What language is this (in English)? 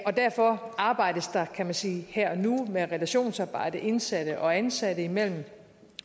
Danish